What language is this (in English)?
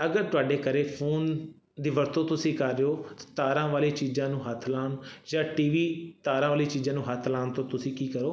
Punjabi